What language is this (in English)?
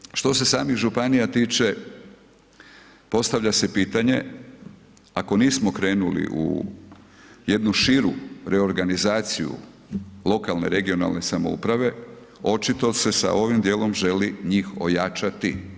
Croatian